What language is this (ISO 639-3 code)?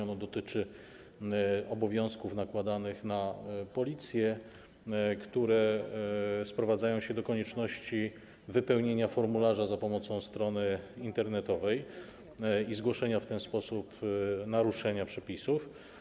pol